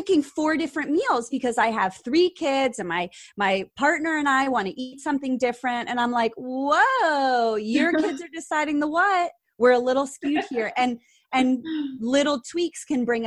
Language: English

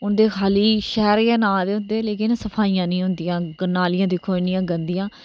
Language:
Dogri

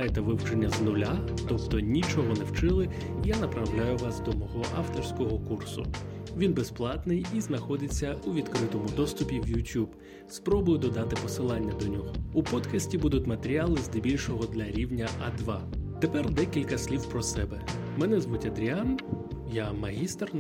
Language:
Ukrainian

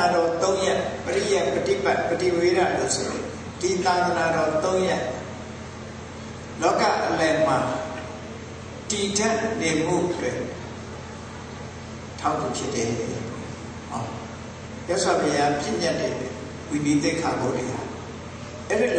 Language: Arabic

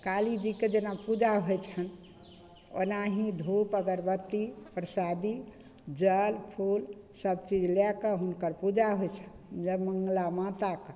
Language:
Maithili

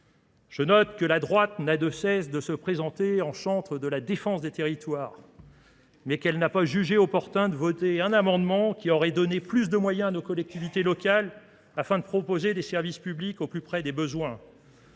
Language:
French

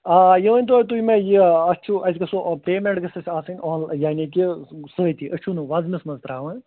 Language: Kashmiri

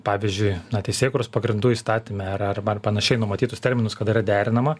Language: Lithuanian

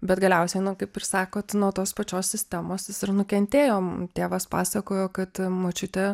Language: Lithuanian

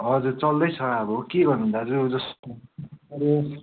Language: Nepali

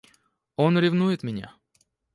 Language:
Russian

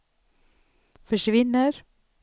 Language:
Swedish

